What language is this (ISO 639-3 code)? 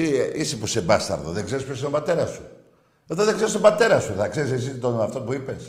ell